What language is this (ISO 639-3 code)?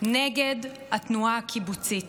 heb